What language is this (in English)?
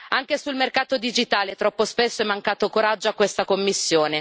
Italian